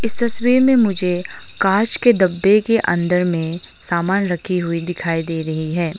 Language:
Hindi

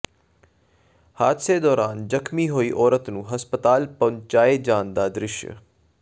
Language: Punjabi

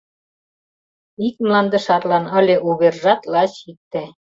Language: Mari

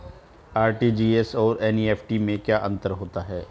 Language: Hindi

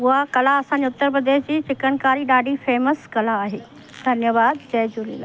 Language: Sindhi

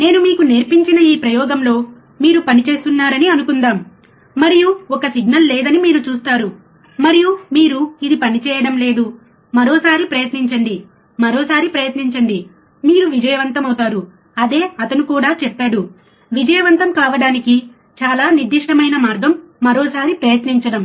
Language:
Telugu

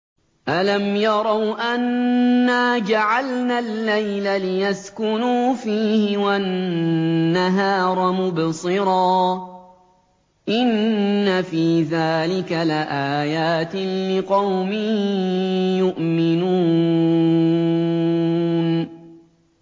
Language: Arabic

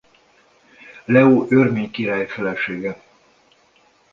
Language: Hungarian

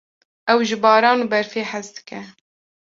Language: Kurdish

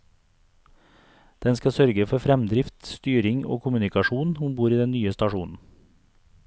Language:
Norwegian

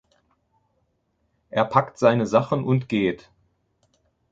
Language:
German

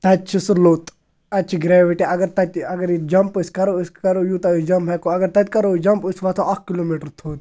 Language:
Kashmiri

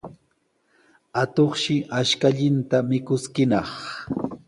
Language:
Sihuas Ancash Quechua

